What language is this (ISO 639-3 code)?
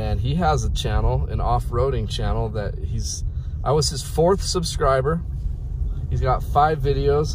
eng